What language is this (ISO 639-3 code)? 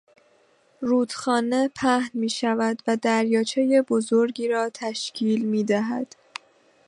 fas